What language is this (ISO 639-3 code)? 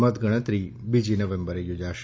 guj